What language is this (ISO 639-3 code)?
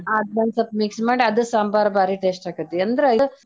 kan